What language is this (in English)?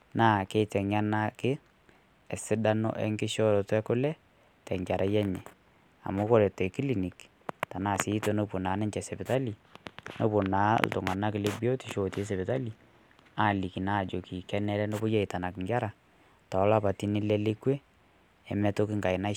Masai